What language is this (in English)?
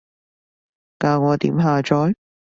Cantonese